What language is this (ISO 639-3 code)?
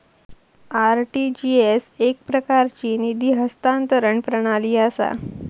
mar